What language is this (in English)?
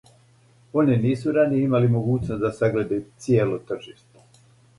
Serbian